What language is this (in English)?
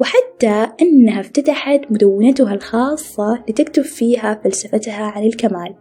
Arabic